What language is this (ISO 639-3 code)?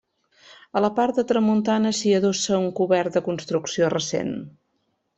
cat